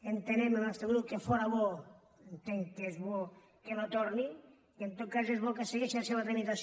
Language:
Catalan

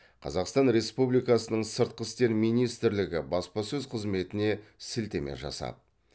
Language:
Kazakh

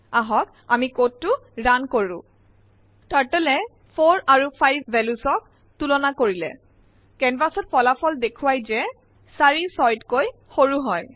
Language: Assamese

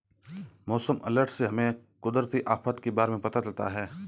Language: Hindi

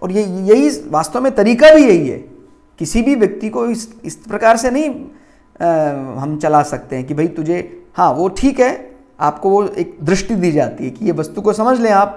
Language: Hindi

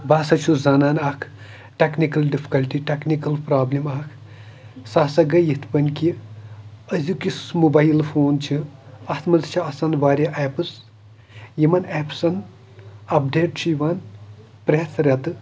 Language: Kashmiri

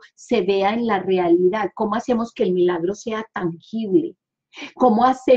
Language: Spanish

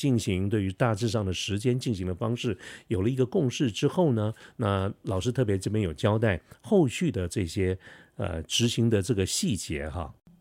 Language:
Chinese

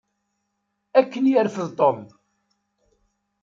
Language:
Kabyle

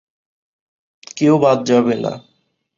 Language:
Bangla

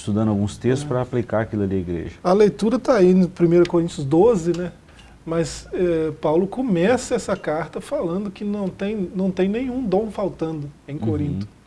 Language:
Portuguese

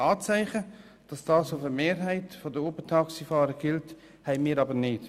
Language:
Swiss German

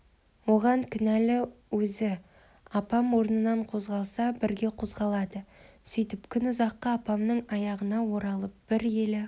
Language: Kazakh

